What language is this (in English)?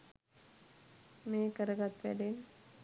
Sinhala